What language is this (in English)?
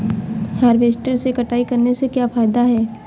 Hindi